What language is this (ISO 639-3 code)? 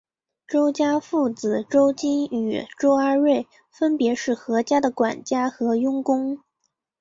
zho